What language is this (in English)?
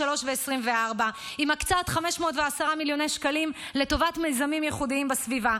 Hebrew